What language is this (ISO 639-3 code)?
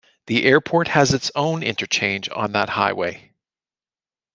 eng